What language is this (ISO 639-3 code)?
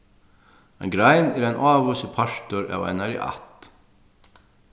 fao